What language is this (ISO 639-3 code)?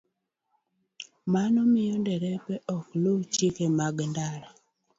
luo